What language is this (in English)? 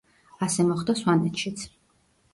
Georgian